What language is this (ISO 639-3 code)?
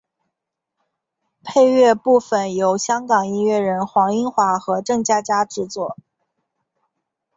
zho